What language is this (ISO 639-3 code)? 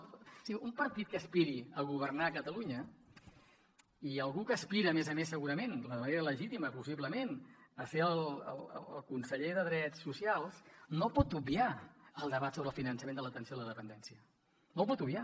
cat